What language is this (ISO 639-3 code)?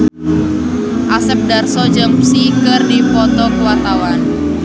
sun